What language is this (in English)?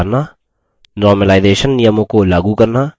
Hindi